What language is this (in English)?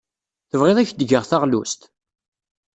Kabyle